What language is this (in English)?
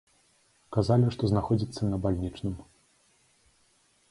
Belarusian